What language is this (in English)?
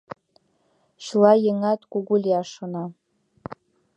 Mari